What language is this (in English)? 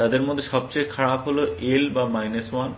Bangla